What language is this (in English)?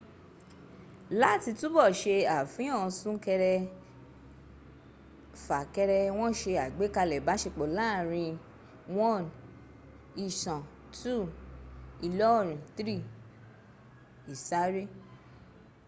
Yoruba